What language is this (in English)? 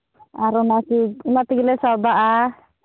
Santali